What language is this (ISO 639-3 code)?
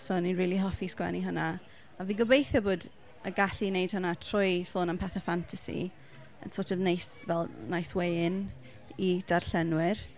cym